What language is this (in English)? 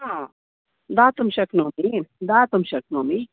Sanskrit